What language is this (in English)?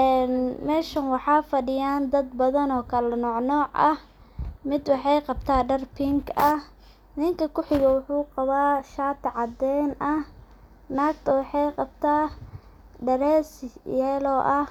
Somali